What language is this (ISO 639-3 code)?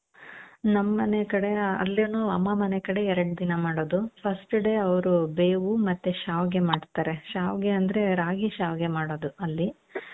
kan